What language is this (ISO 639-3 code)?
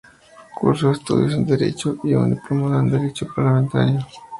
spa